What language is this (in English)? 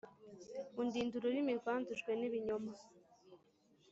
Kinyarwanda